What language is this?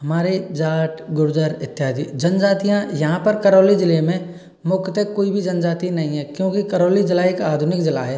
Hindi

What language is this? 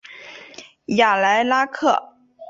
Chinese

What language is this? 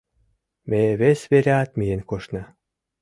Mari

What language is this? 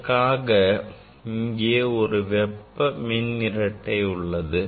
Tamil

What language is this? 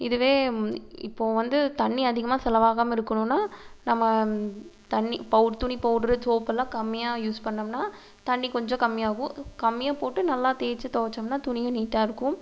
Tamil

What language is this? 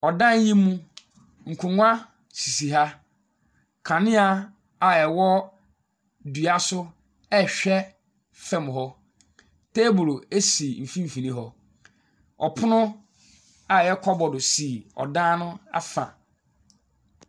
Akan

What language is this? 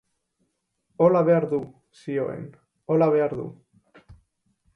Basque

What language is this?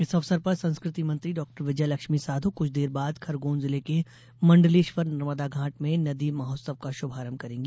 Hindi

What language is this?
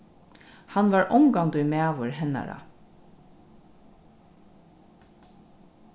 Faroese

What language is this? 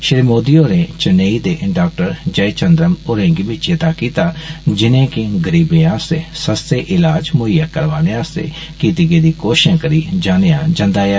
Dogri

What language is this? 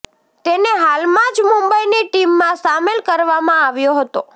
Gujarati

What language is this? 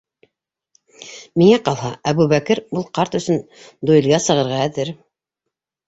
Bashkir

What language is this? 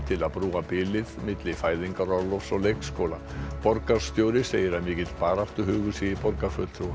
Icelandic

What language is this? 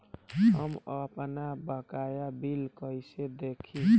Bhojpuri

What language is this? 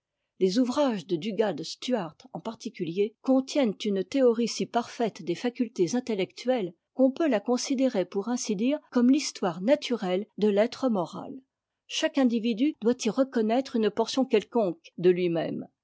French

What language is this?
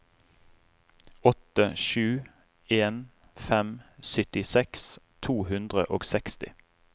Norwegian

